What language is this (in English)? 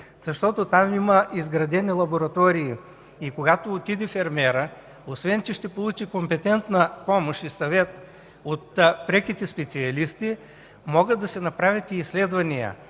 Bulgarian